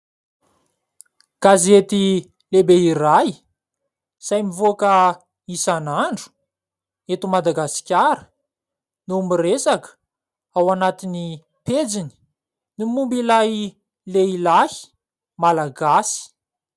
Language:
Malagasy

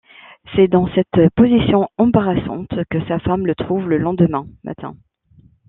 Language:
French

